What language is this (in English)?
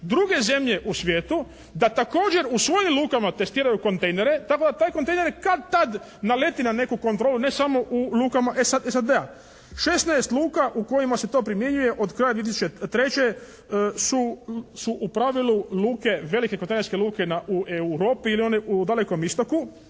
Croatian